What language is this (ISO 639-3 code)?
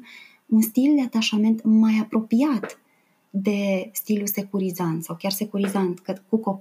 ron